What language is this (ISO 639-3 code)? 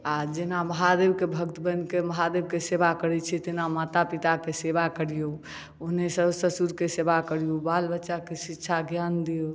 mai